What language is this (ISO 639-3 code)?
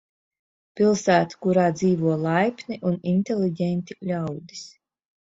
lav